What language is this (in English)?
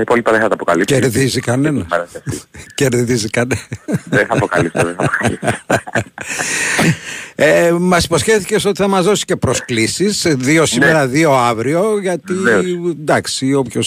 Greek